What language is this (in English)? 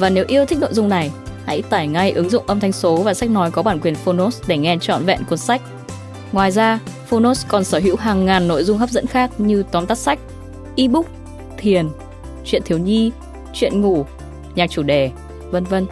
Vietnamese